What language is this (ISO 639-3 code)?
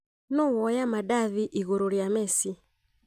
kik